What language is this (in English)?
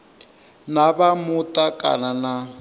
Venda